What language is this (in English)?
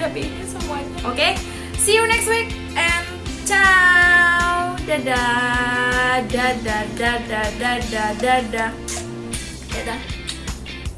Indonesian